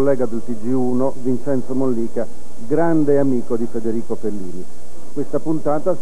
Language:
Italian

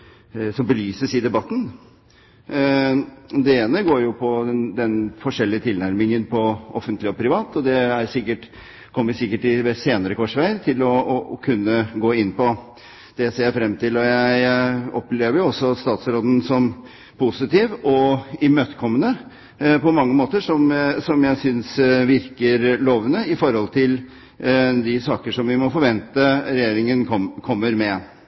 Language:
Norwegian Bokmål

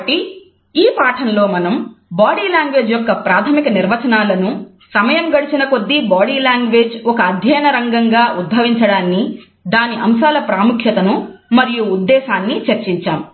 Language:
Telugu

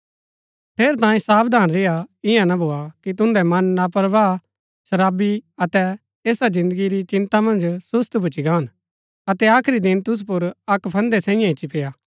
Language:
Gaddi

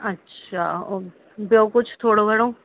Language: Sindhi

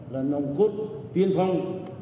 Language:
Vietnamese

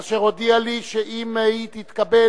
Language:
Hebrew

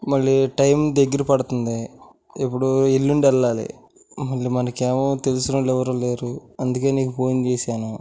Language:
Telugu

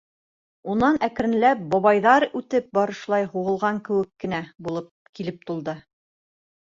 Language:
Bashkir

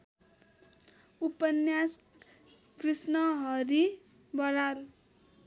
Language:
Nepali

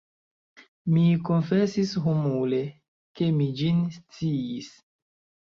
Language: Esperanto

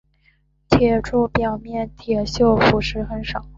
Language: Chinese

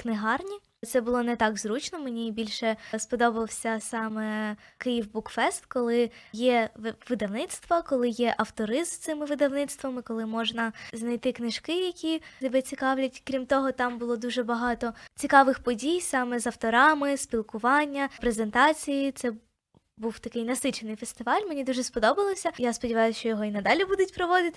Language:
Ukrainian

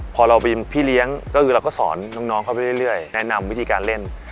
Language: Thai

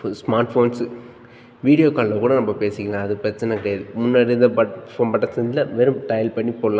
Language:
Tamil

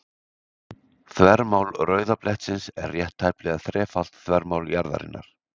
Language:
Icelandic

